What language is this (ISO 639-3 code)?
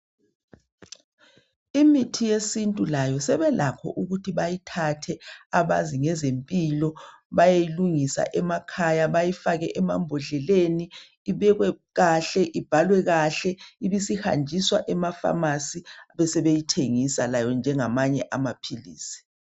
nde